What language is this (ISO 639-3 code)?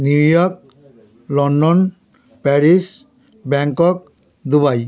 ben